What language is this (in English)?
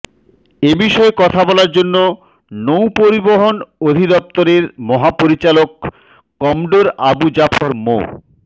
Bangla